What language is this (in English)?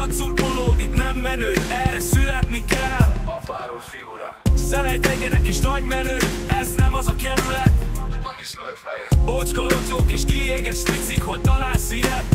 Hungarian